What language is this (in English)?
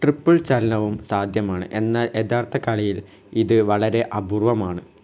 Malayalam